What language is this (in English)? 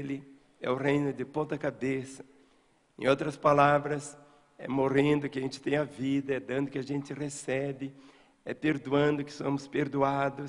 Portuguese